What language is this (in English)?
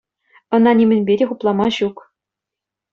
Chuvash